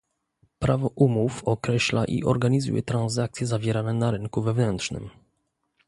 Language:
Polish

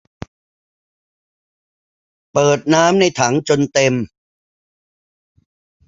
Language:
Thai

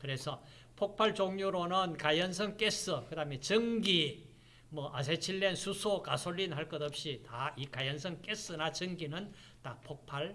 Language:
Korean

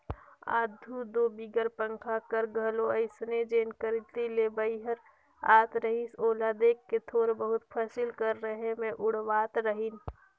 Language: Chhattisgarhi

